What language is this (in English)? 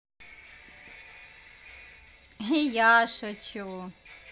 Russian